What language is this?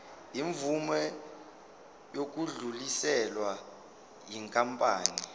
Zulu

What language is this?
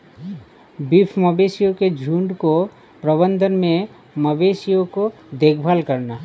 Hindi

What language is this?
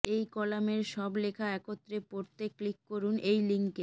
Bangla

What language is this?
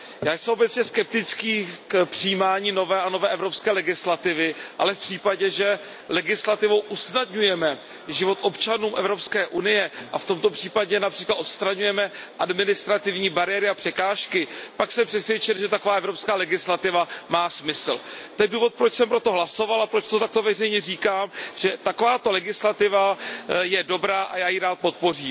Czech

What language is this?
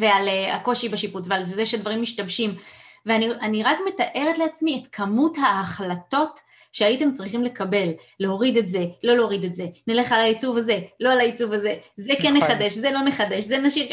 Hebrew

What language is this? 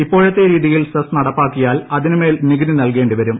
Malayalam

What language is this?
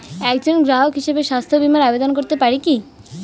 Bangla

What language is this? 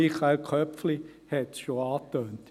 Swiss German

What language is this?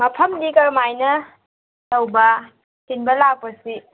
Manipuri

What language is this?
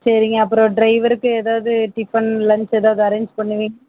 Tamil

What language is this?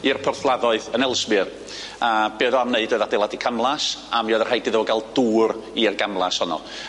Welsh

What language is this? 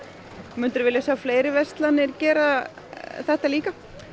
Icelandic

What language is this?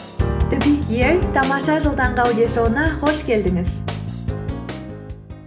Kazakh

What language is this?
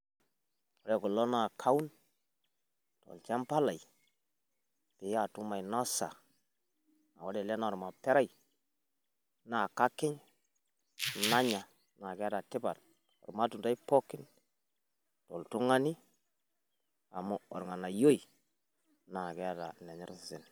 Masai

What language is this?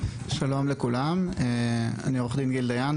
Hebrew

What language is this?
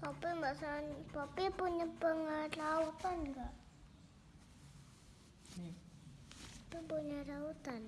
Indonesian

